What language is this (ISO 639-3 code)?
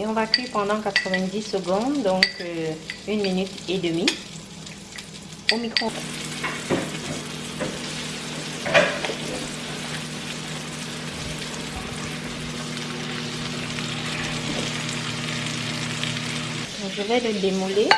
fra